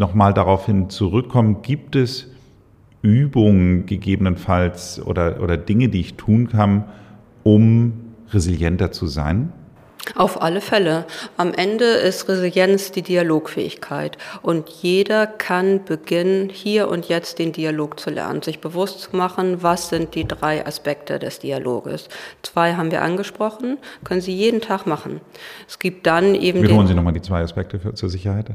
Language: German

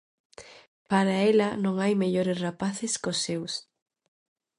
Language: Galician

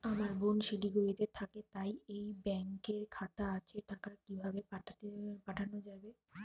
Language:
Bangla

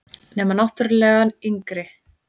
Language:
Icelandic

